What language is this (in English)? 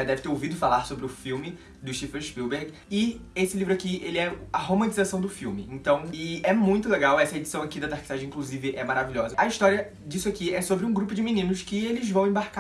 Portuguese